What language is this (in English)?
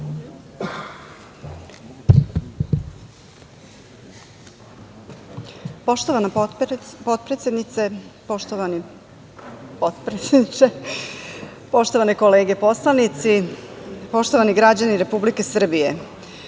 Serbian